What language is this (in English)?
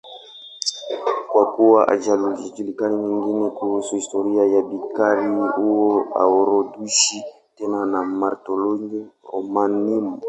Swahili